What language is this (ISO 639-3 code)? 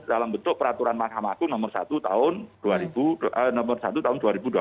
ind